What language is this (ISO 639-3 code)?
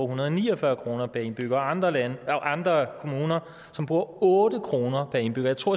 dan